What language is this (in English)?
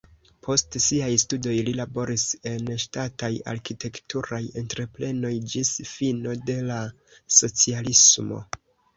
Esperanto